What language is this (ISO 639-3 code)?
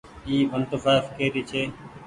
gig